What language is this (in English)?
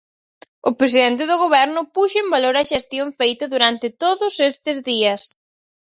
Galician